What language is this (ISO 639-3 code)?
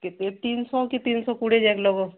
ori